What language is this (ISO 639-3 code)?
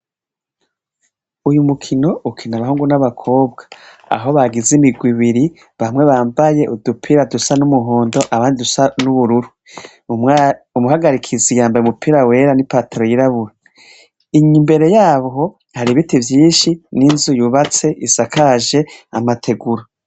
run